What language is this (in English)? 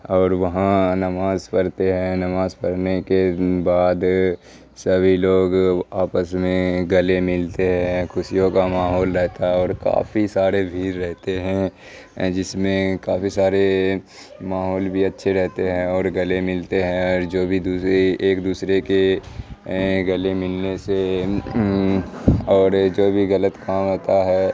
Urdu